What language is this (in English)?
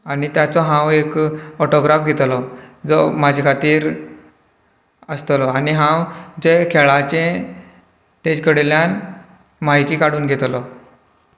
Konkani